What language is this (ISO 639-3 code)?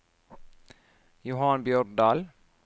nor